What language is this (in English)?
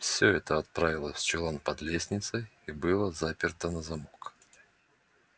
Russian